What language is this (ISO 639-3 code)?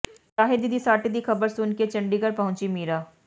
pan